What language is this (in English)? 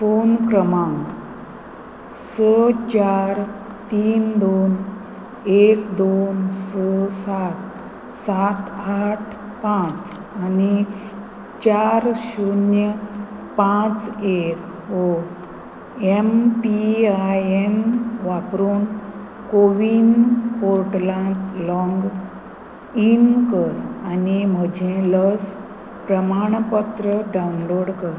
Konkani